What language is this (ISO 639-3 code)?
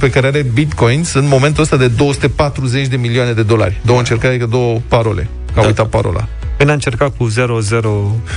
ron